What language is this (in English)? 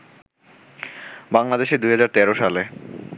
Bangla